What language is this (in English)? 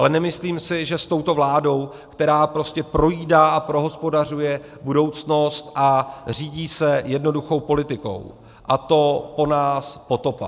Czech